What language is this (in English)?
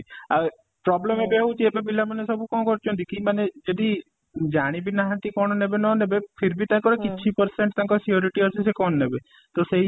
Odia